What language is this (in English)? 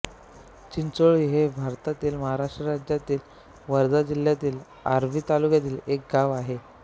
Marathi